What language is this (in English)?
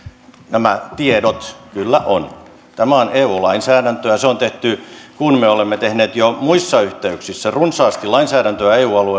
Finnish